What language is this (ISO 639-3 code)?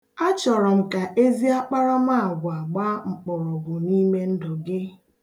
ibo